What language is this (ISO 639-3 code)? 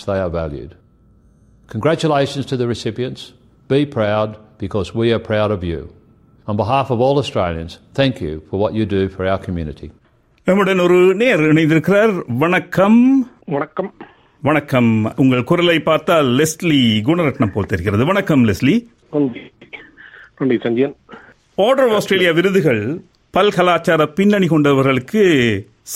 tam